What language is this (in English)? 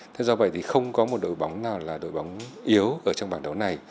Vietnamese